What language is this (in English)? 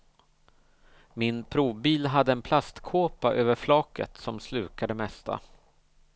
Swedish